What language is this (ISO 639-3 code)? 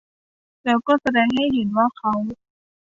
tha